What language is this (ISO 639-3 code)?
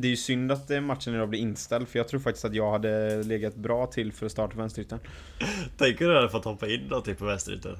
swe